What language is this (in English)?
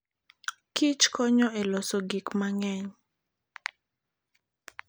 Luo (Kenya and Tanzania)